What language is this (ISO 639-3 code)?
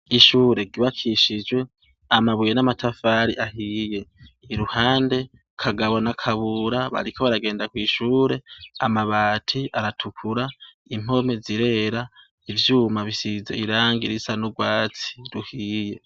run